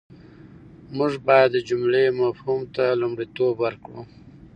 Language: Pashto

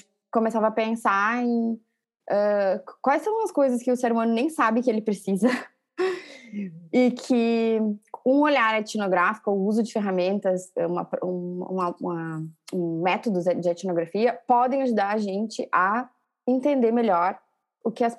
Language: Portuguese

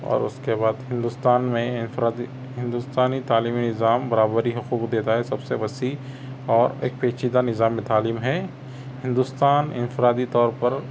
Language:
Urdu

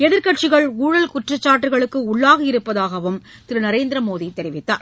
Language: Tamil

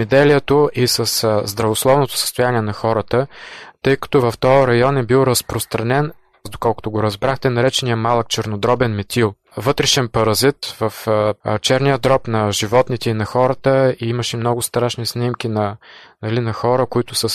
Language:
Bulgarian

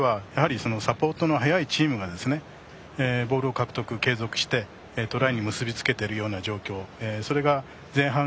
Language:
Japanese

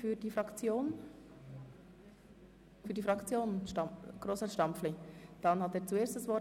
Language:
Swiss German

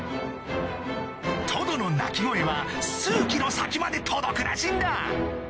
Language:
Japanese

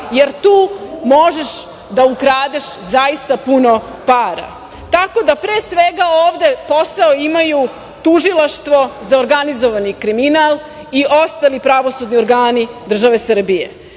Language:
Serbian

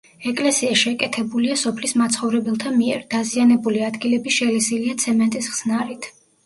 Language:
Georgian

